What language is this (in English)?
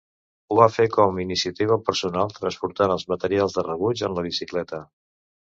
Catalan